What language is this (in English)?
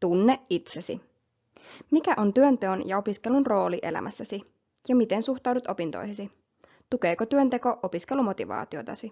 Finnish